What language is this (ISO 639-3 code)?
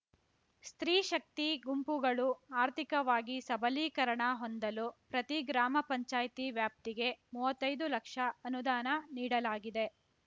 kan